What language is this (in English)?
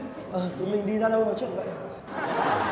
Vietnamese